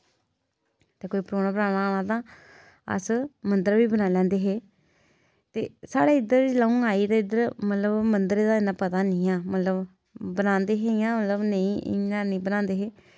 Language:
Dogri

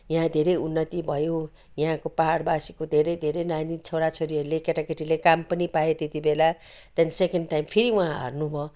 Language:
Nepali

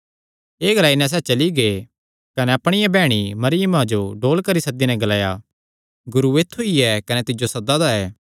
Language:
Kangri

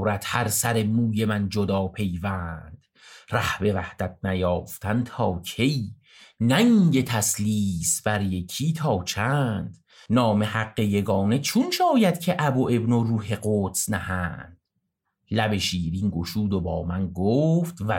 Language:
Persian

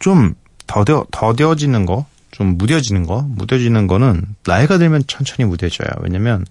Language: Korean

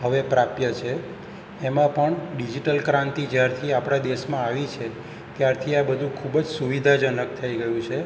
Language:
Gujarati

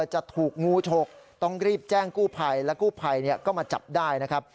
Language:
Thai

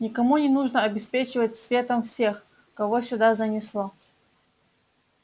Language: Russian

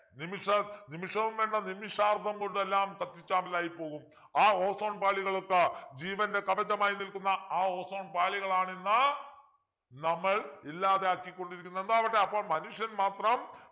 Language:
Malayalam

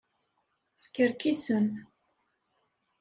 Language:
Kabyle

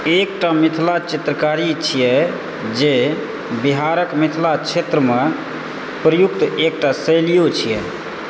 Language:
Maithili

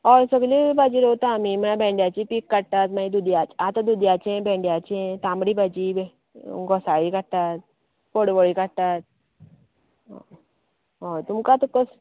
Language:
Konkani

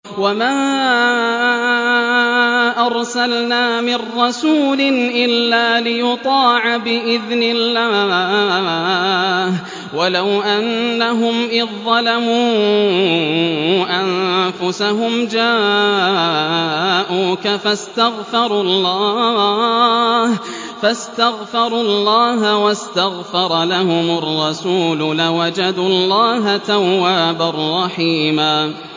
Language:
Arabic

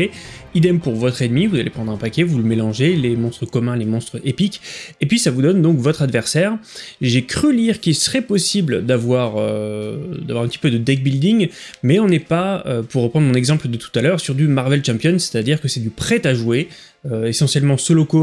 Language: French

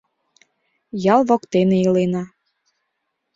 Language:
Mari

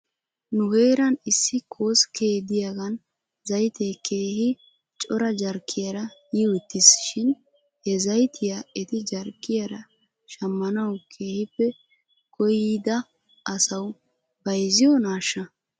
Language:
Wolaytta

